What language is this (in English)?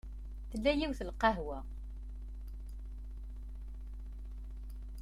Kabyle